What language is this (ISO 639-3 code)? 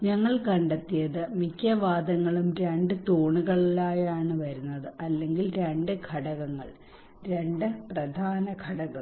mal